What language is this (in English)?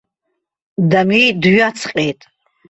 Abkhazian